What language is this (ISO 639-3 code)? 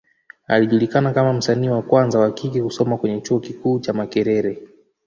swa